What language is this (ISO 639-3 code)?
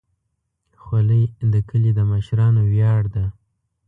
pus